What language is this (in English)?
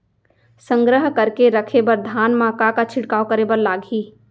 Chhattisgarhi